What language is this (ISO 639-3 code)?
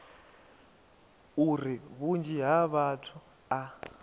ven